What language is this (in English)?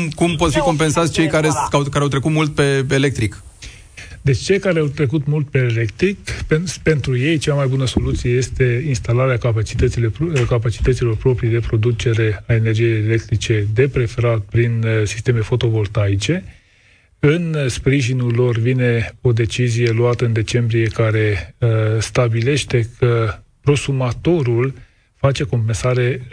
Romanian